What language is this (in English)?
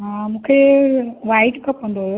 Sindhi